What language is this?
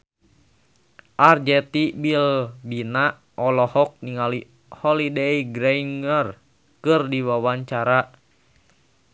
Sundanese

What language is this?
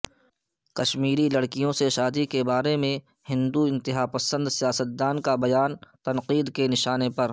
Urdu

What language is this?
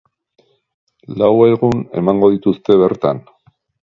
Basque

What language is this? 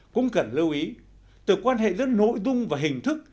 Vietnamese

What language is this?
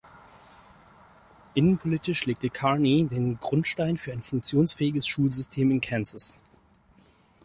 German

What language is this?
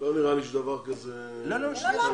Hebrew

